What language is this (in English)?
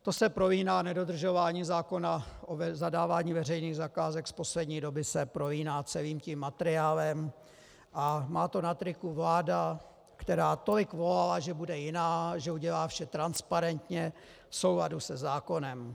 Czech